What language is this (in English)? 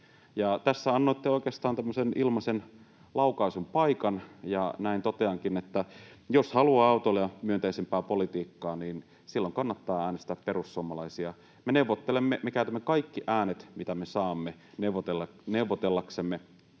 Finnish